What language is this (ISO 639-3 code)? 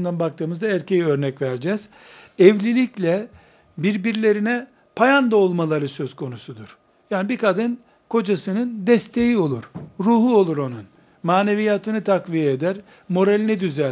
tur